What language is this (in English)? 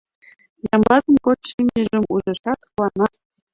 Mari